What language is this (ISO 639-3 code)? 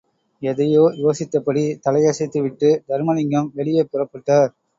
tam